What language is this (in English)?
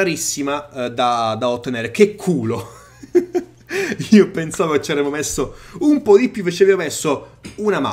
Italian